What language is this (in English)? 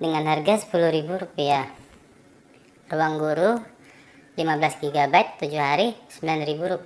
Indonesian